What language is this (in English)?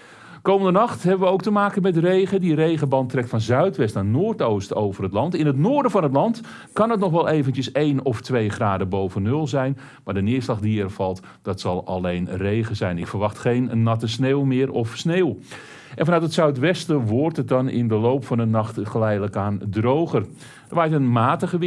Dutch